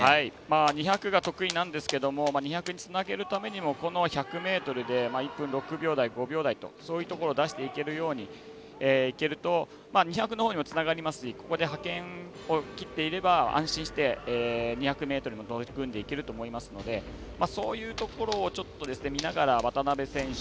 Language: Japanese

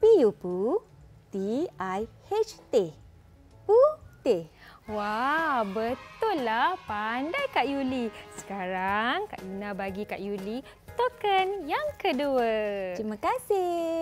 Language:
Malay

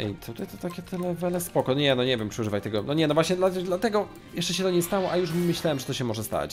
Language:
Polish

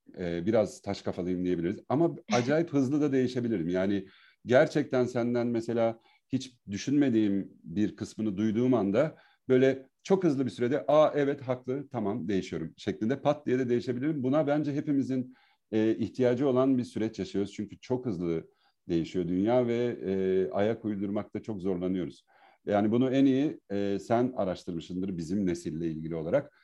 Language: Turkish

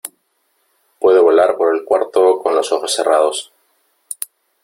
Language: Spanish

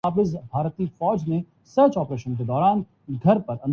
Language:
Urdu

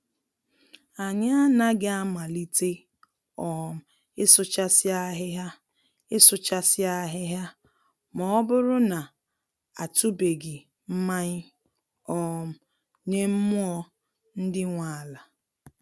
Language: Igbo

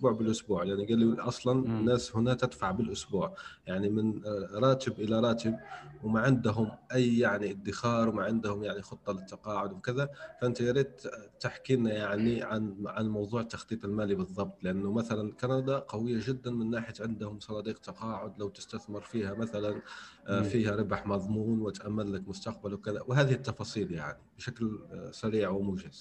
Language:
Arabic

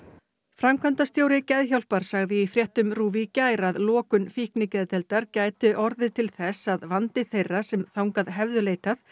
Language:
Icelandic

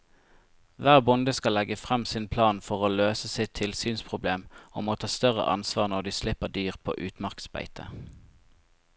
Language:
Norwegian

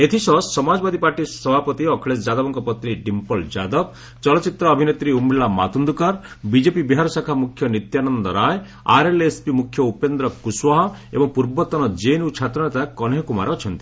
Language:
Odia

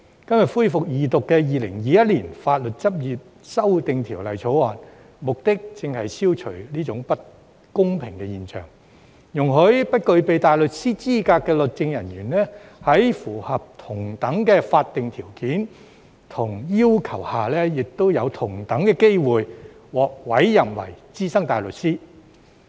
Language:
Cantonese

